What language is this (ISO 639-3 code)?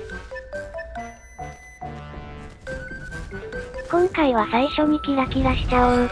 jpn